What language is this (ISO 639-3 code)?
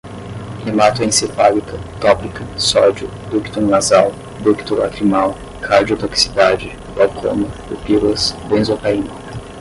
por